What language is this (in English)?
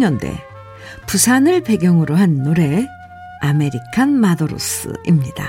Korean